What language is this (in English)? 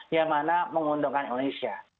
Indonesian